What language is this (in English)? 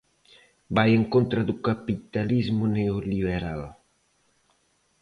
Galician